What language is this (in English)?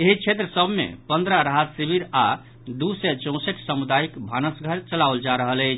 Maithili